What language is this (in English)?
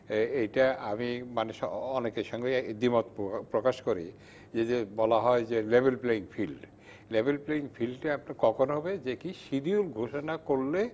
Bangla